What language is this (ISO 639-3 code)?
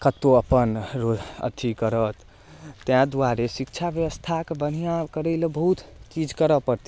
mai